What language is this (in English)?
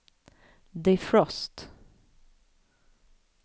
Swedish